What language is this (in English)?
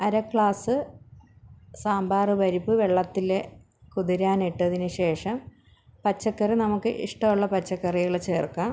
Malayalam